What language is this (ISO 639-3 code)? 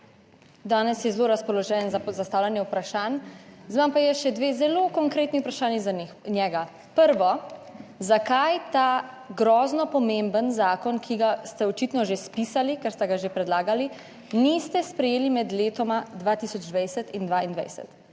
slv